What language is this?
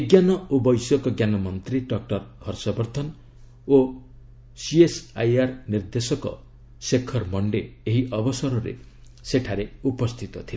Odia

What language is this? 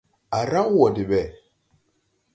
Tupuri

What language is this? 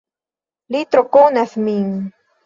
Esperanto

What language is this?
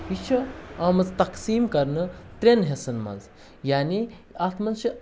Kashmiri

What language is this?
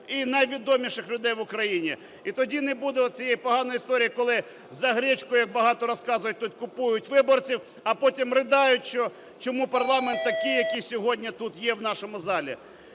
Ukrainian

